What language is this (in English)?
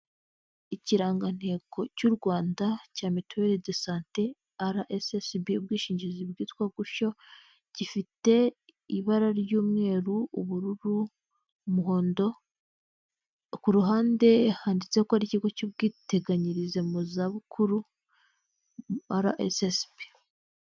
Kinyarwanda